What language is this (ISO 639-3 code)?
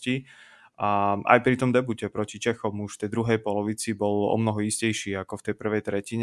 slk